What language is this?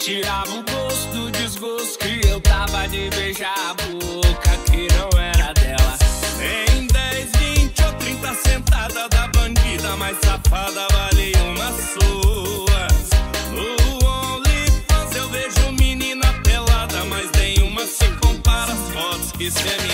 Romanian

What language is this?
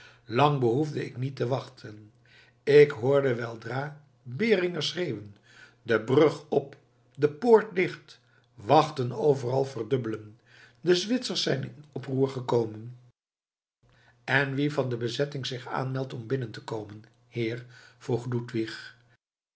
Dutch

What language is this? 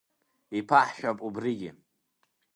Abkhazian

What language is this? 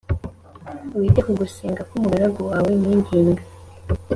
Kinyarwanda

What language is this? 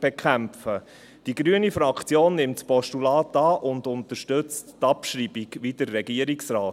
Swiss German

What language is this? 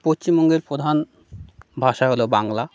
Bangla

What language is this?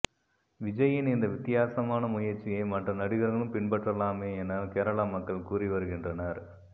Tamil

